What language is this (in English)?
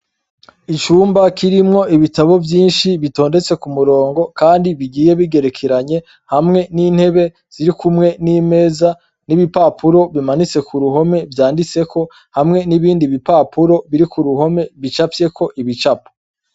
Rundi